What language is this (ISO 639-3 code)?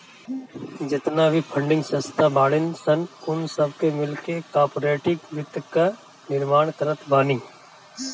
bho